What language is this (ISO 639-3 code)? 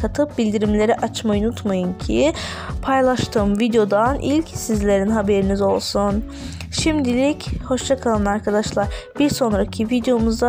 tur